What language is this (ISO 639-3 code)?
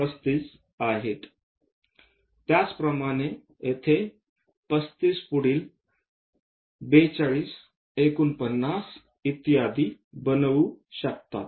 mar